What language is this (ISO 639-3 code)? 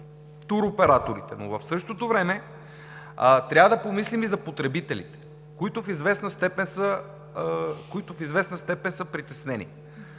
bul